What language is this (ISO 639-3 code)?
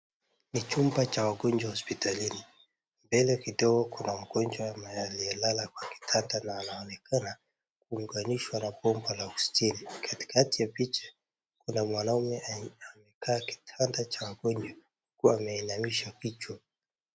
swa